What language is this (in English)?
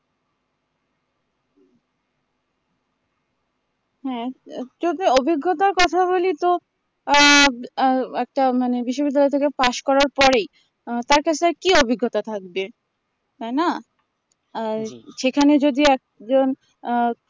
Bangla